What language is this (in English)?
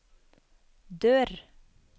Norwegian